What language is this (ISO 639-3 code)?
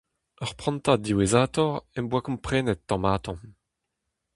bre